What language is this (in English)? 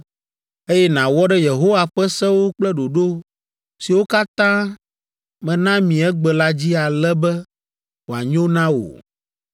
Ewe